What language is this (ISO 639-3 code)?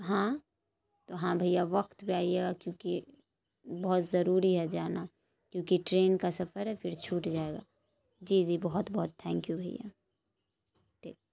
urd